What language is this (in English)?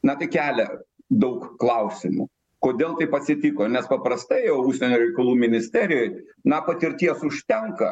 Lithuanian